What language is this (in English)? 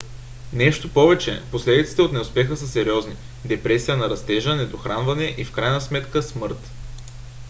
Bulgarian